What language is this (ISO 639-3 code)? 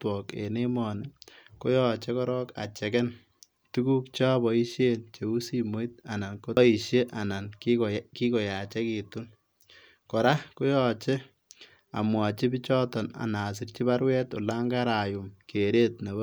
kln